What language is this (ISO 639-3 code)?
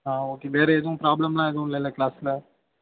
tam